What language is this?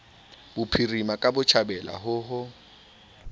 Southern Sotho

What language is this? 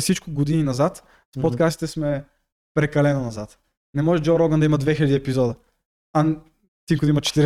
Bulgarian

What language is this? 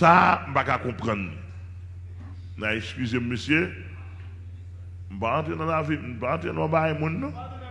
French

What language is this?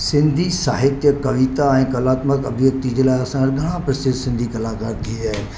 Sindhi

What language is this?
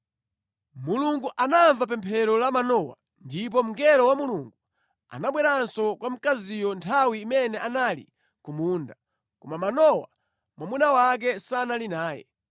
Nyanja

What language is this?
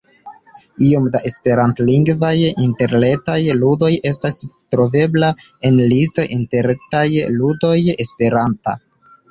Esperanto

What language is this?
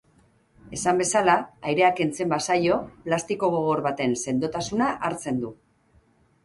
Basque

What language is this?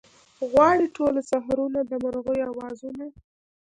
Pashto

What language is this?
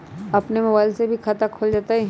Magahi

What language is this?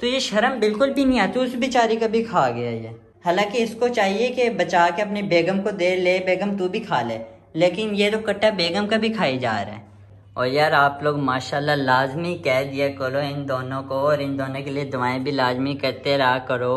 Hindi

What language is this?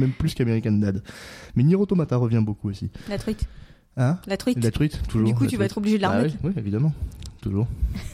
French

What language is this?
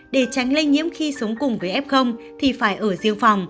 Vietnamese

